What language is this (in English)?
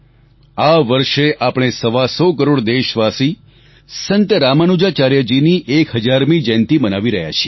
Gujarati